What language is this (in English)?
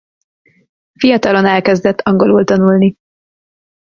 Hungarian